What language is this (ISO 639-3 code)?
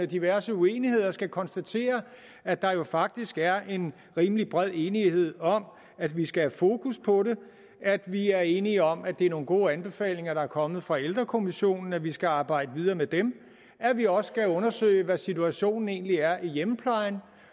dan